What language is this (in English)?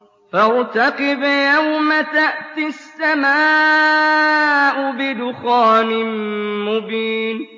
Arabic